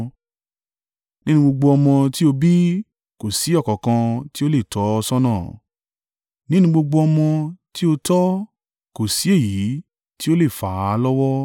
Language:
Yoruba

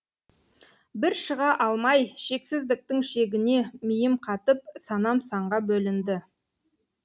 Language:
Kazakh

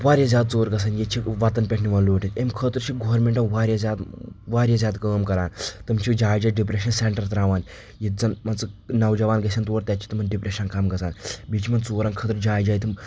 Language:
Kashmiri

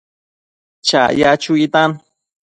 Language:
Matsés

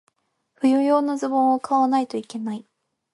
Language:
Japanese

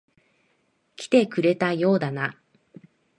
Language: Japanese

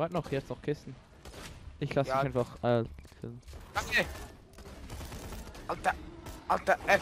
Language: German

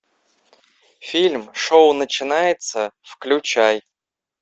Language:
Russian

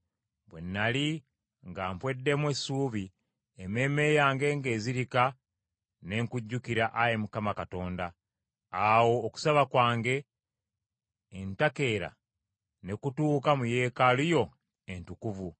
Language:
Ganda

